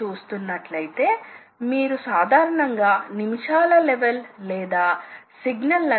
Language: Telugu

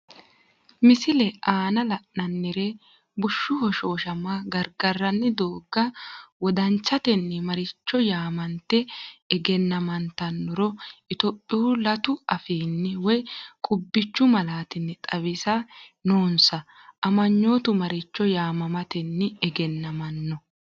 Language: Sidamo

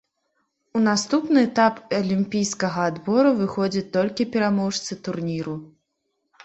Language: Belarusian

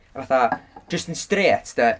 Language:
Welsh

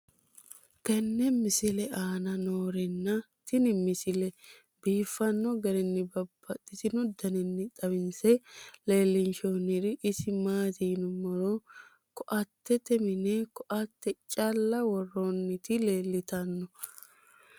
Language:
Sidamo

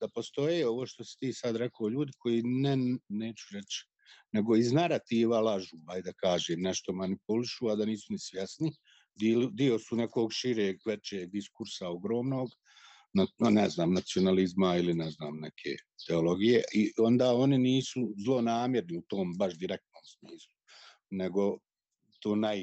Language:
Croatian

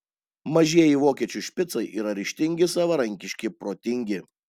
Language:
Lithuanian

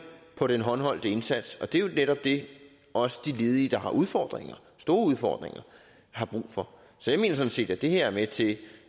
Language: Danish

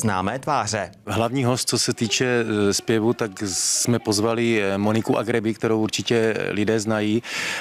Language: Czech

